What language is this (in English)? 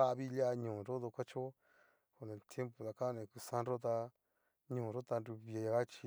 Cacaloxtepec Mixtec